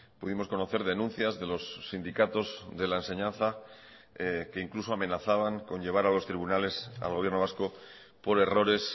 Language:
Spanish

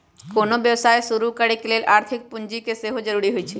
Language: Magahi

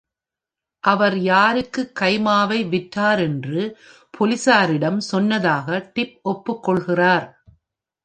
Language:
Tamil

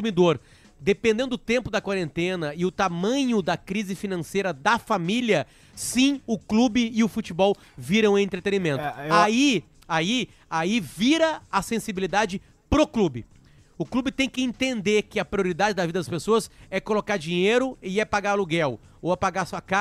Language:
Portuguese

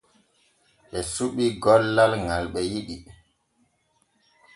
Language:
Borgu Fulfulde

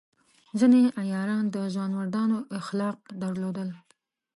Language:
Pashto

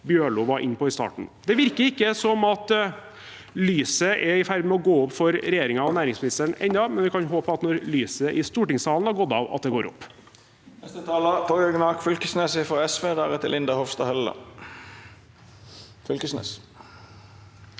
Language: Norwegian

